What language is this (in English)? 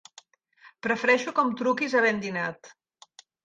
Catalan